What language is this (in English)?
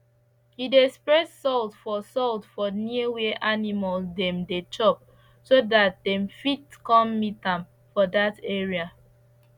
Nigerian Pidgin